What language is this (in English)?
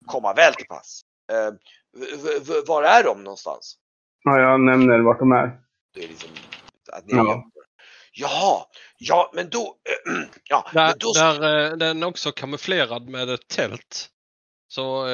Swedish